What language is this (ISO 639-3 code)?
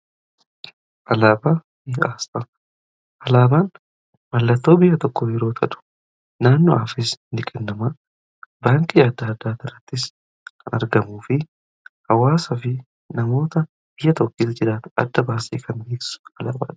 orm